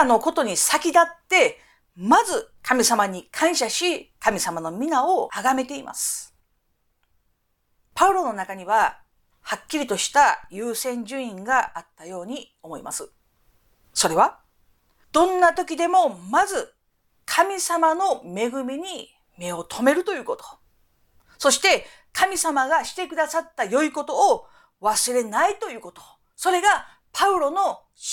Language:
Japanese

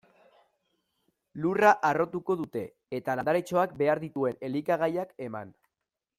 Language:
Basque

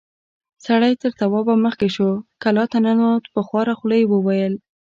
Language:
Pashto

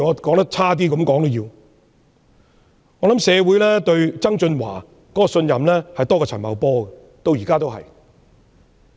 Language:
Cantonese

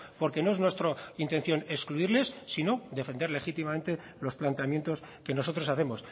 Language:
Spanish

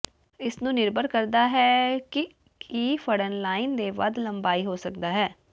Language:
Punjabi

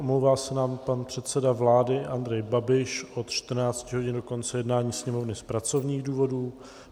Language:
Czech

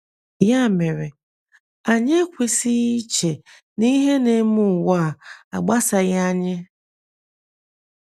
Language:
Igbo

